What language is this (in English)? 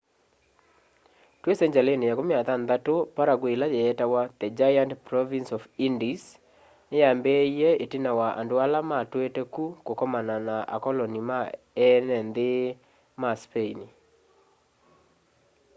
Kamba